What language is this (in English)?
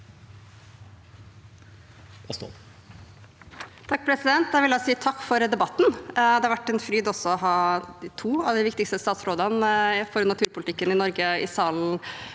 Norwegian